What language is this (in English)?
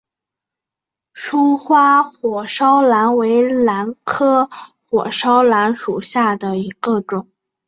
Chinese